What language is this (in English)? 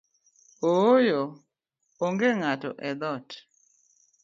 Luo (Kenya and Tanzania)